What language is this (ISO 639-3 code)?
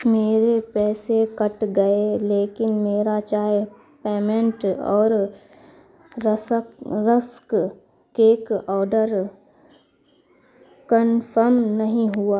urd